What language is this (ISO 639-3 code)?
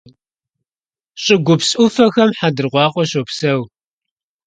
kbd